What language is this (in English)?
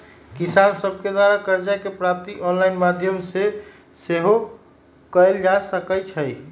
Magahi